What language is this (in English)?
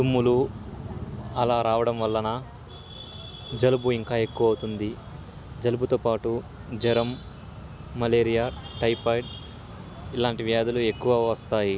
Telugu